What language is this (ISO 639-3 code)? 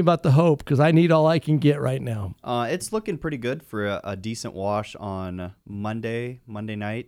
eng